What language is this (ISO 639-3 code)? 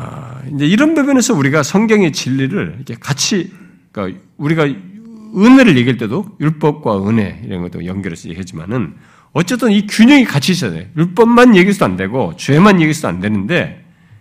kor